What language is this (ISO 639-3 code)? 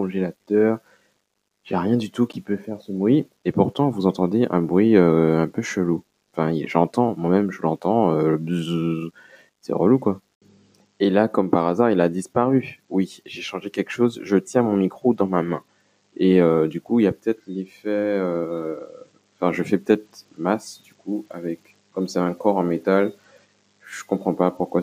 fra